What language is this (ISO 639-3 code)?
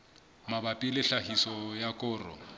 sot